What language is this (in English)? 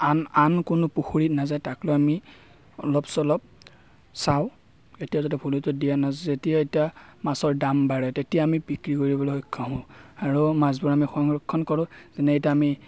Assamese